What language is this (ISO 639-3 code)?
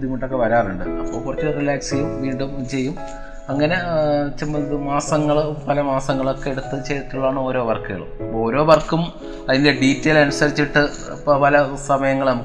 mal